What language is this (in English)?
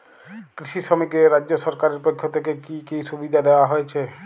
Bangla